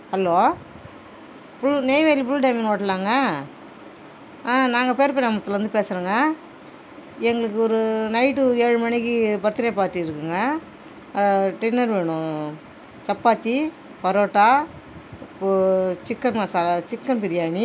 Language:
Tamil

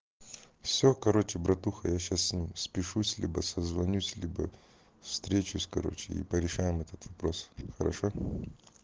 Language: Russian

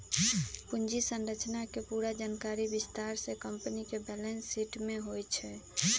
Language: Magahi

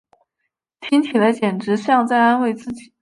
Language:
Chinese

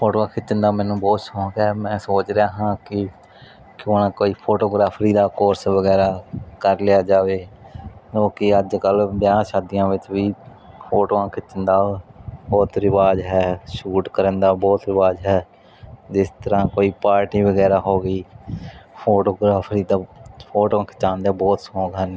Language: Punjabi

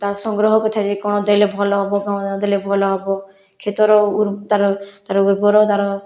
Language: Odia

